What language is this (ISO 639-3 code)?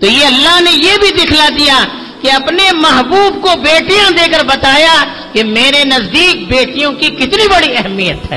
urd